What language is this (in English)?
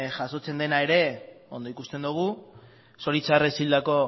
Basque